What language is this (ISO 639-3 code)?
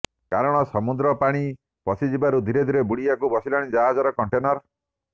ori